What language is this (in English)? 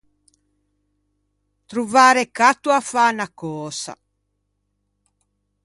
Ligurian